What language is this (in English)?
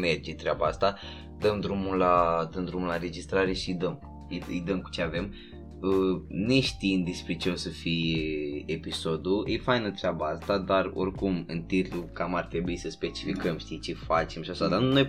Romanian